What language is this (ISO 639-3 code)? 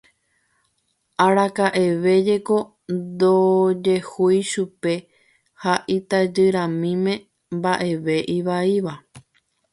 grn